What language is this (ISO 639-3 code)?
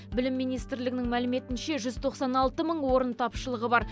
kaz